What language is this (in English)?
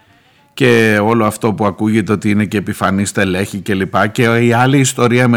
Greek